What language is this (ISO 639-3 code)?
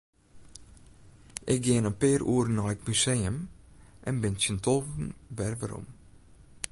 fry